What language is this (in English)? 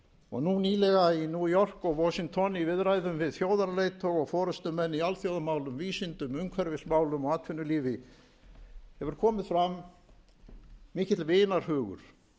Icelandic